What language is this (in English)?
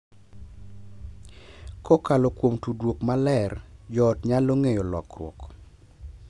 Luo (Kenya and Tanzania)